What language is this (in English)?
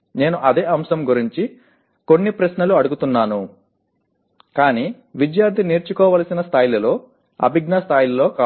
Telugu